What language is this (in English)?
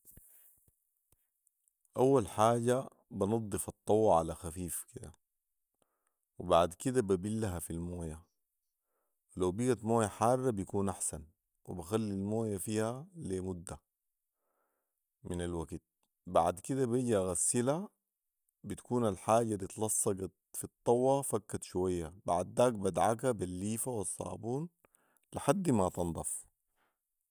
Sudanese Arabic